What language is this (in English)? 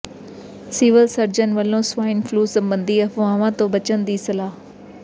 Punjabi